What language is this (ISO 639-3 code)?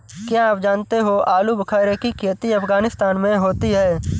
hin